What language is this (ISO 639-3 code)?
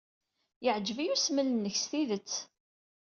kab